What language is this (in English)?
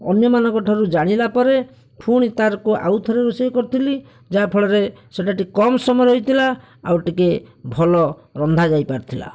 Odia